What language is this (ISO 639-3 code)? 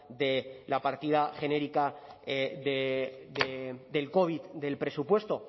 spa